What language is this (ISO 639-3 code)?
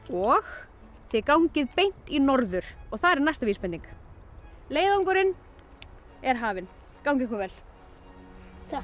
isl